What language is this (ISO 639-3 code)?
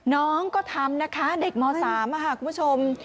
tha